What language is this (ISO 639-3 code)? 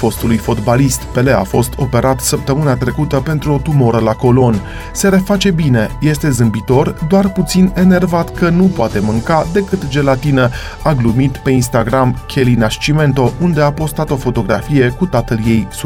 ron